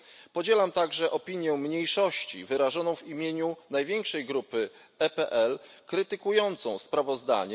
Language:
Polish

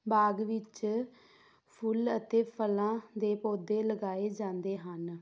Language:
Punjabi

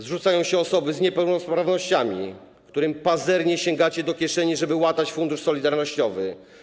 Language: Polish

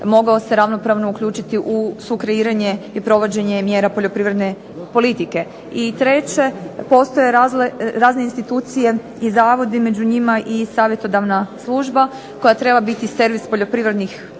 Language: Croatian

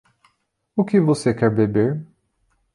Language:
Portuguese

